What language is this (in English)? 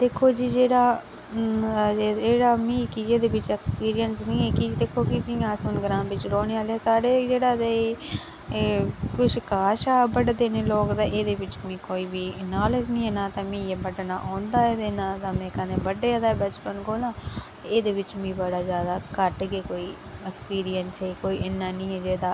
Dogri